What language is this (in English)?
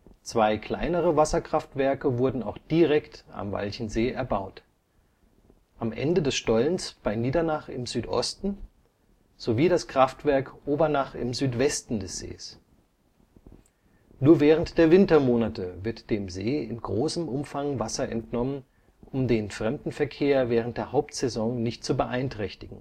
German